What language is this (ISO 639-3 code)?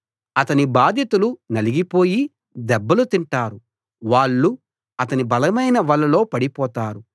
tel